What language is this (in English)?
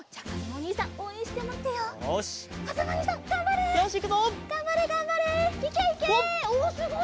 Japanese